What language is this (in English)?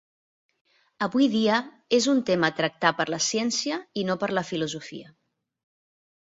Catalan